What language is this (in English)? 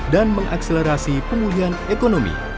Indonesian